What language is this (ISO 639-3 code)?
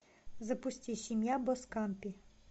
rus